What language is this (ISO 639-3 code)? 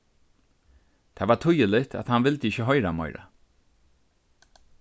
fao